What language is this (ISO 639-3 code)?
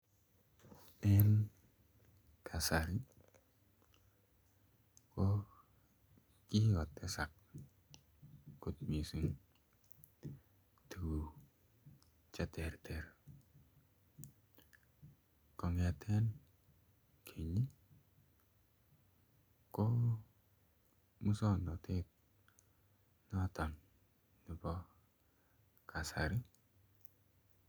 kln